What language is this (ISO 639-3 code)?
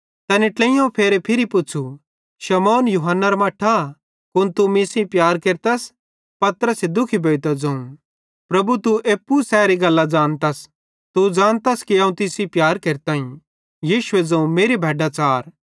bhd